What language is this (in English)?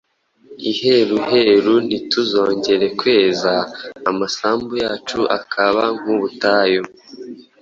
Kinyarwanda